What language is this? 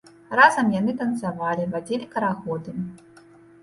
Belarusian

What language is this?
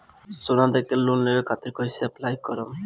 Bhojpuri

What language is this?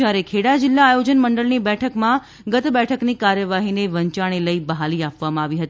Gujarati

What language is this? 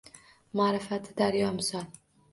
Uzbek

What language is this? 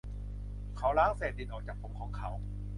Thai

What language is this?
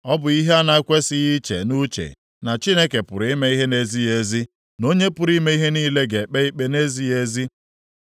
Igbo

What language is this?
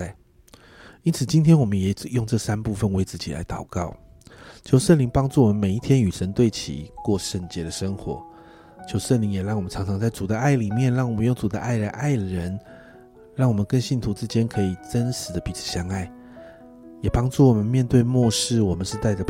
Chinese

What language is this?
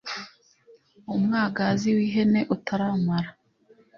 Kinyarwanda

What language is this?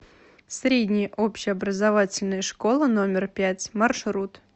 Russian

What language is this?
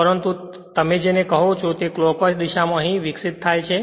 Gujarati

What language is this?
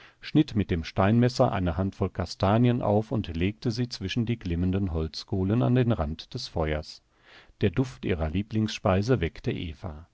German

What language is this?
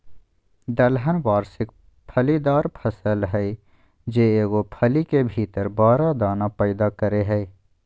Magahi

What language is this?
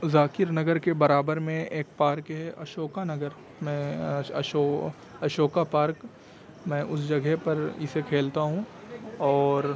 Urdu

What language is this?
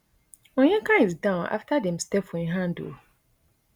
Nigerian Pidgin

